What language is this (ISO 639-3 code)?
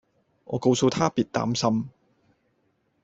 yue